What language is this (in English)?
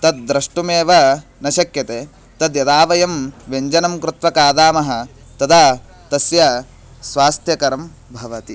Sanskrit